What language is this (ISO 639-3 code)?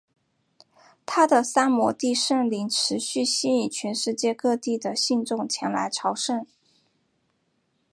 zho